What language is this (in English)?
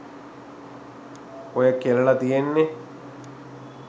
Sinhala